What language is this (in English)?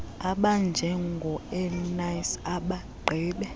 Xhosa